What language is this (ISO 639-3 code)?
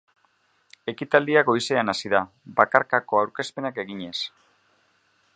eus